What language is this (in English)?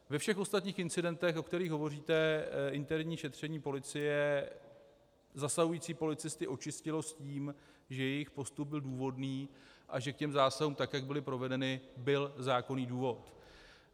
Czech